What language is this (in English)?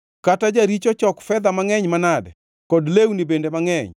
Luo (Kenya and Tanzania)